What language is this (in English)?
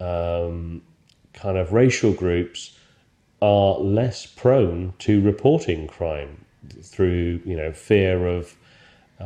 English